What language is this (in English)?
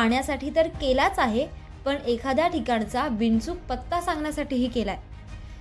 Marathi